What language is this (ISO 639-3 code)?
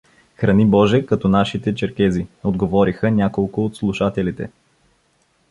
bul